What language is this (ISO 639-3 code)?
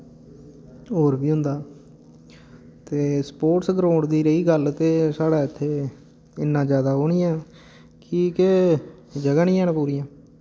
doi